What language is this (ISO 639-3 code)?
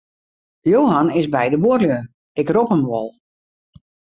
fry